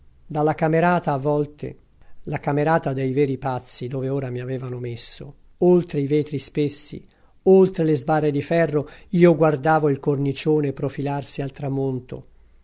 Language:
Italian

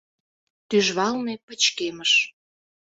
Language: Mari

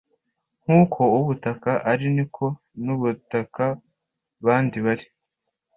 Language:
Kinyarwanda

